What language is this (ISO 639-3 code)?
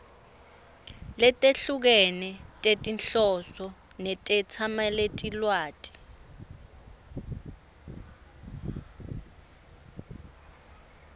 ssw